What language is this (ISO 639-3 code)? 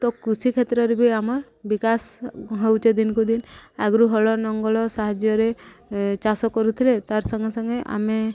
ori